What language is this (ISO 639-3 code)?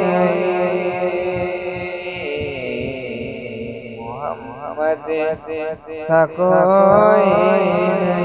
ind